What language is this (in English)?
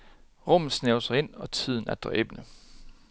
Danish